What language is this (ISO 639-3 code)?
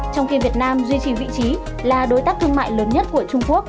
vie